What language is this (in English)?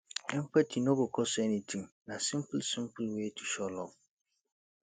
Nigerian Pidgin